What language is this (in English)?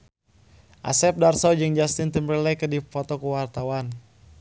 Sundanese